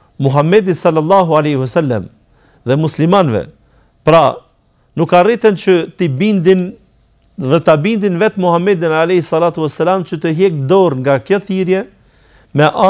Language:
Arabic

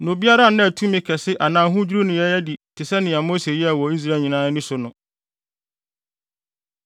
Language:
Akan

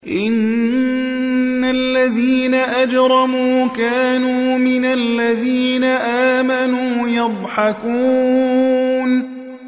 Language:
Arabic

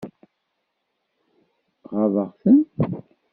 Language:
Kabyle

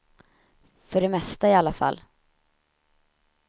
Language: Swedish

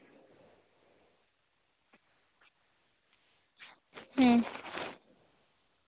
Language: Santali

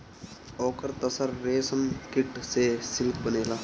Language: Bhojpuri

